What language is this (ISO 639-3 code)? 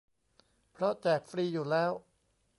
tha